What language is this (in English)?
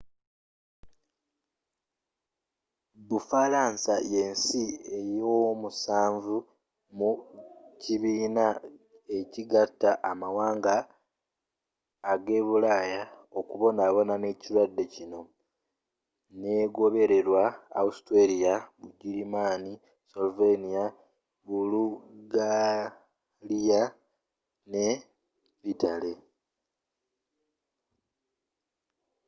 Ganda